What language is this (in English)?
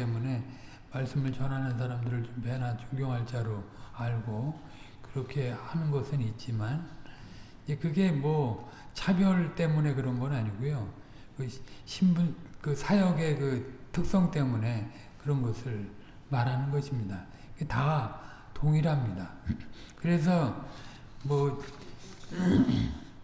Korean